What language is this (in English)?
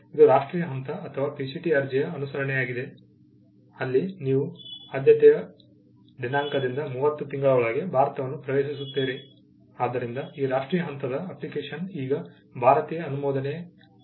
Kannada